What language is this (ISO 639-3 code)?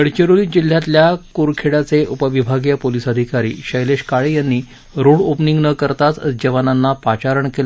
mar